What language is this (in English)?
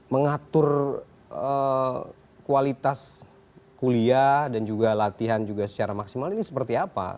Indonesian